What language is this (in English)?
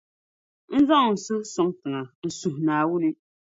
Dagbani